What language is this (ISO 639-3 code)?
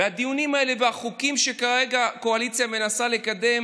heb